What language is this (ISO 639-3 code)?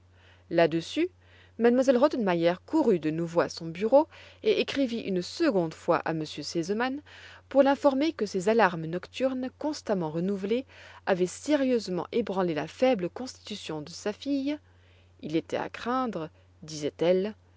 fra